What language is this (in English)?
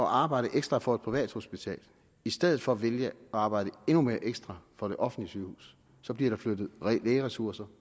Danish